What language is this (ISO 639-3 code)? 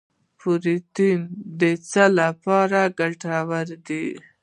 pus